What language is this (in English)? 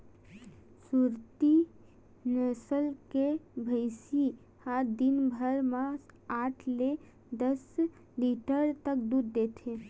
Chhattisgarhi